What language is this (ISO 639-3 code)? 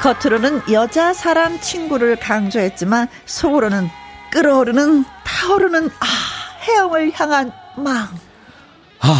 kor